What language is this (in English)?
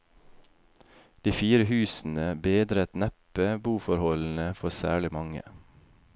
Norwegian